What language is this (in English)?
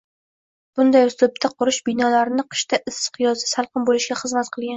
Uzbek